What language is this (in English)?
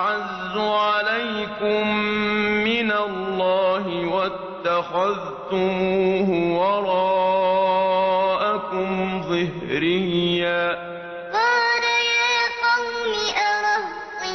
Arabic